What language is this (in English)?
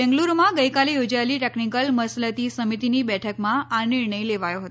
Gujarati